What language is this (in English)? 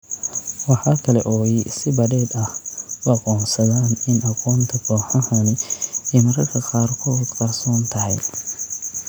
Somali